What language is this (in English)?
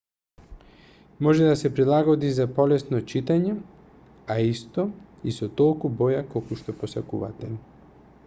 Macedonian